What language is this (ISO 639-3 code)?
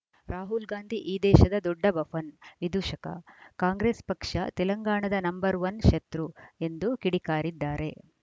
kan